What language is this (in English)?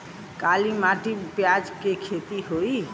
Bhojpuri